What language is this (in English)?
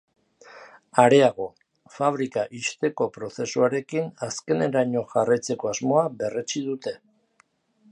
Basque